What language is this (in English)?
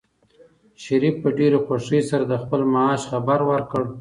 Pashto